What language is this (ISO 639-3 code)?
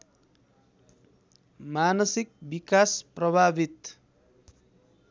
nep